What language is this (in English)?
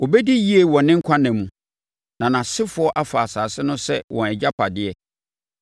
Akan